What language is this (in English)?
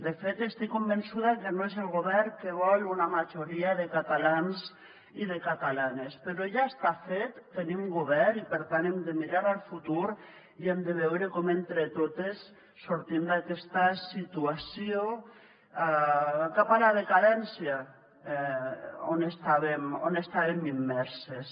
Catalan